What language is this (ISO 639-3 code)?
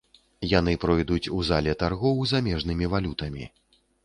bel